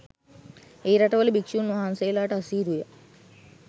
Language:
Sinhala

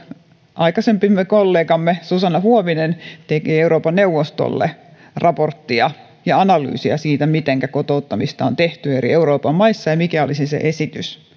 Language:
Finnish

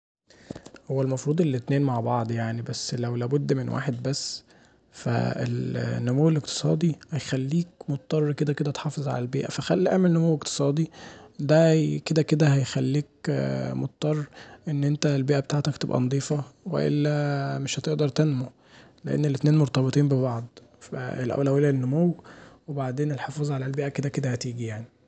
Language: Egyptian Arabic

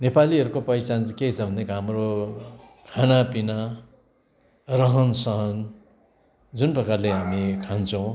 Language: Nepali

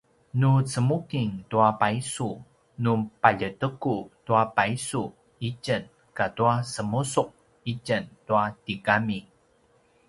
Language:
Paiwan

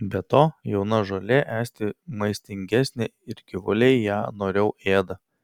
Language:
Lithuanian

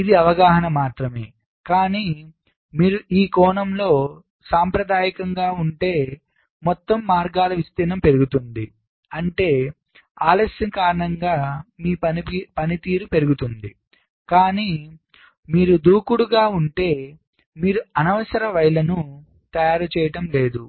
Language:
Telugu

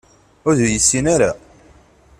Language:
Kabyle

